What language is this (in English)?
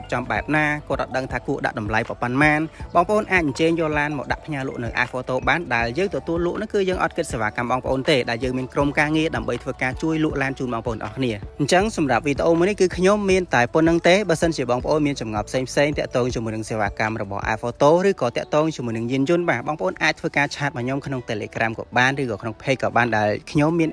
Thai